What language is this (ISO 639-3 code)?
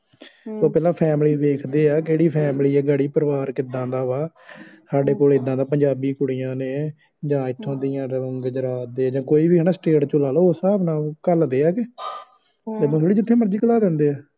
pan